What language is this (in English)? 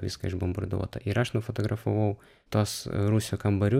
Lithuanian